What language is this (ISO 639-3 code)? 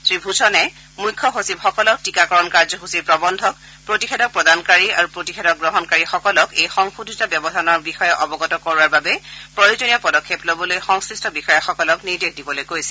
asm